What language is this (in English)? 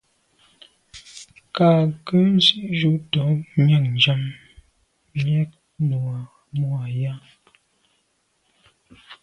Medumba